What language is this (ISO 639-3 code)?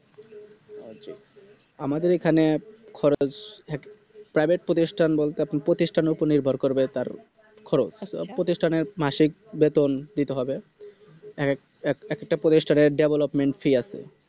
ben